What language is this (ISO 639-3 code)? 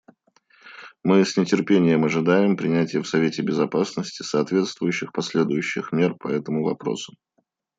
rus